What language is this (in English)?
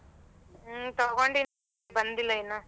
Kannada